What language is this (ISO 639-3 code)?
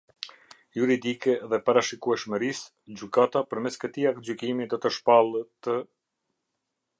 sqi